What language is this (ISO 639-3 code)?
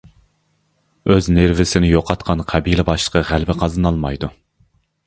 uig